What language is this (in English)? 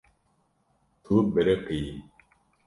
Kurdish